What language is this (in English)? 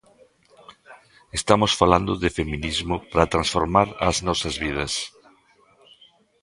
Galician